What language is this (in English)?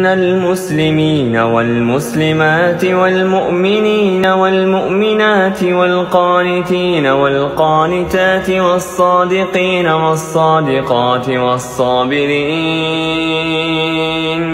Arabic